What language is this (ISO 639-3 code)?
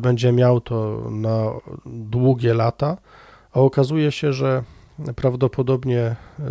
pol